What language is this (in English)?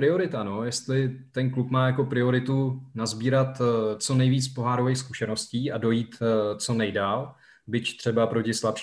Czech